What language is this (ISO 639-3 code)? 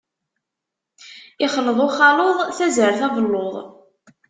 kab